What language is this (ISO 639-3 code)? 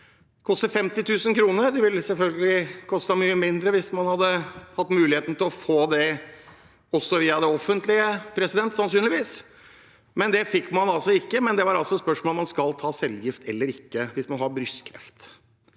nor